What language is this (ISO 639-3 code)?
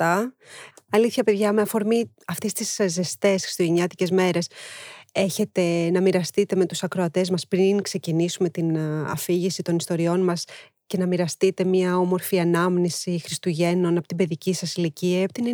ell